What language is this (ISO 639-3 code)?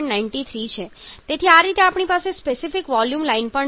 guj